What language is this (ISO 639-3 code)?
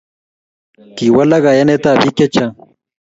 kln